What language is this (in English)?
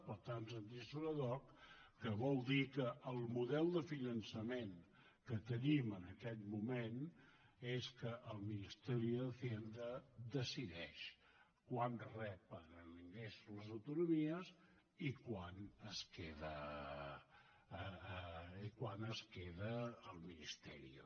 Catalan